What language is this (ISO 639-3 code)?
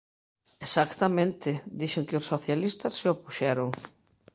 glg